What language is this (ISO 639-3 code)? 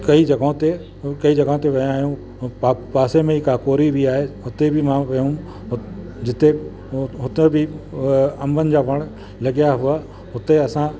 snd